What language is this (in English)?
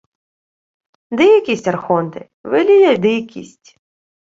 Ukrainian